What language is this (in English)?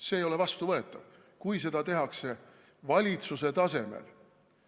Estonian